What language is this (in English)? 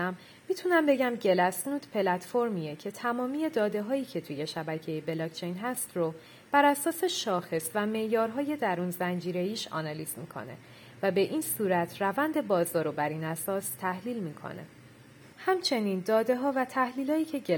Persian